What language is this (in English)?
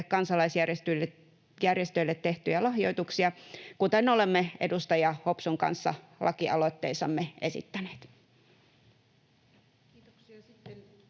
Finnish